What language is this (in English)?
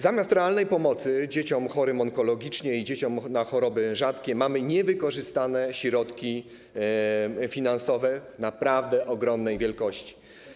Polish